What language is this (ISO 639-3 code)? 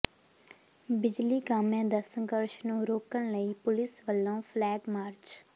pan